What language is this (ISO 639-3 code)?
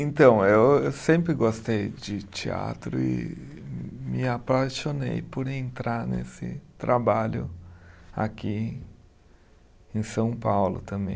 por